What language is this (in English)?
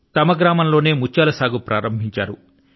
Telugu